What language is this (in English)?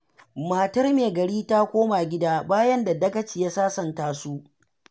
Hausa